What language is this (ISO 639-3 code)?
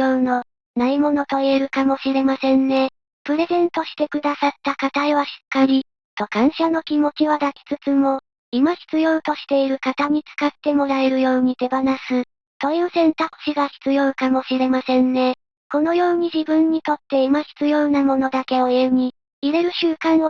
jpn